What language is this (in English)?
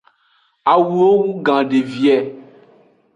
Aja (Benin)